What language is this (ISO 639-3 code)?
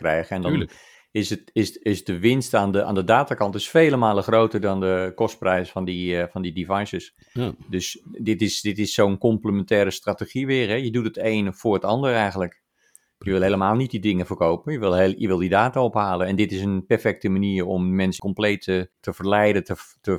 nld